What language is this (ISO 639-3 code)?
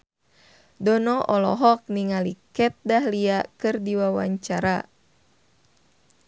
sun